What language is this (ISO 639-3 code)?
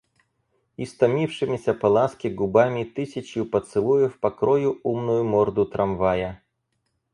rus